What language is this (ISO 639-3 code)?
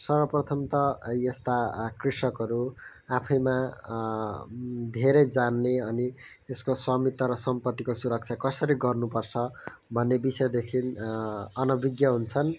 nep